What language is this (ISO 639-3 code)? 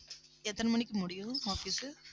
tam